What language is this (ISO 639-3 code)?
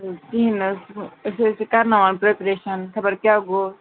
kas